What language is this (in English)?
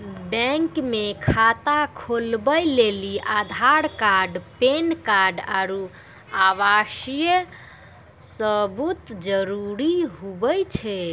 Maithili